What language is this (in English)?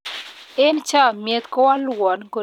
Kalenjin